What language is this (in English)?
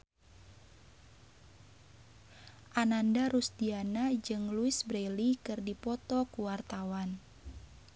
Sundanese